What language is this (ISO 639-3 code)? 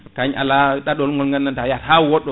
ful